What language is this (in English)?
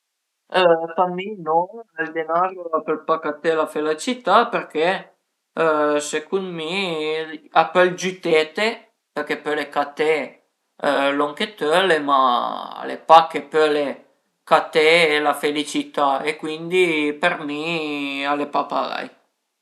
Piedmontese